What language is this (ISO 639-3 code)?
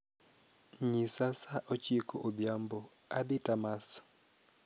luo